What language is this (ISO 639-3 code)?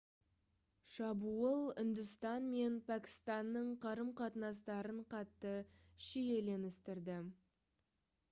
kaz